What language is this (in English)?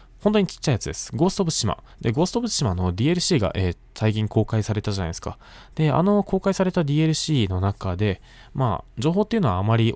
Japanese